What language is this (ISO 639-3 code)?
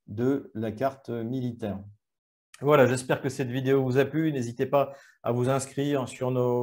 fra